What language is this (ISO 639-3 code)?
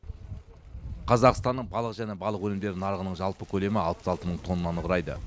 kaz